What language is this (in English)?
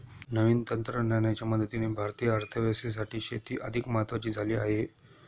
Marathi